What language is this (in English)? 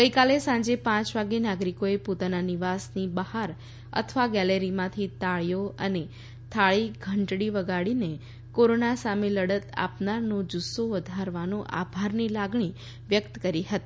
Gujarati